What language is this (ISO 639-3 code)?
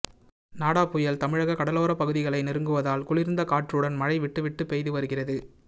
tam